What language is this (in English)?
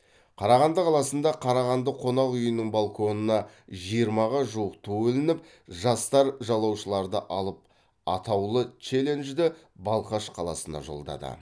Kazakh